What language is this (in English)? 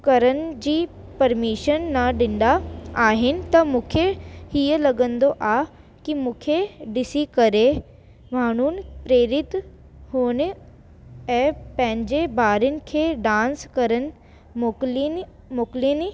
Sindhi